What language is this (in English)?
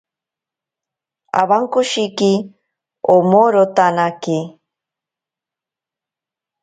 Ashéninka Perené